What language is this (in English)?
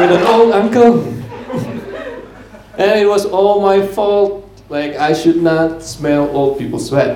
Indonesian